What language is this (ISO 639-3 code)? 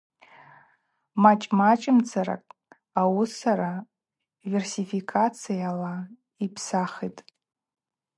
abq